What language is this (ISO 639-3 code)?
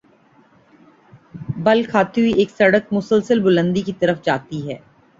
urd